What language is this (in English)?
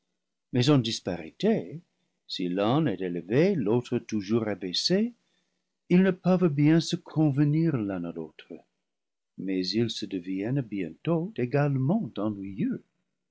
French